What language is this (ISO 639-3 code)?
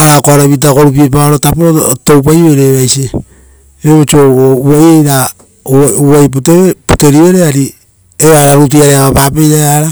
roo